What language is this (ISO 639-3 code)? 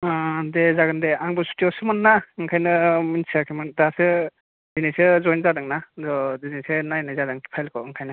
brx